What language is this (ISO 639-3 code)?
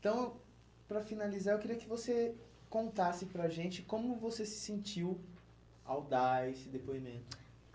por